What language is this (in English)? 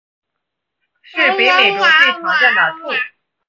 Chinese